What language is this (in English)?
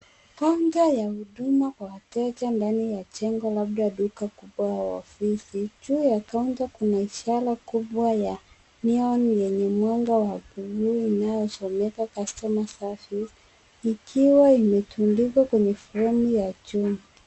Swahili